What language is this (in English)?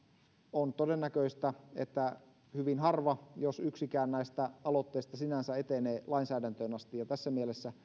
Finnish